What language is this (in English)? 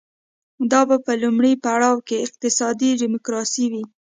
Pashto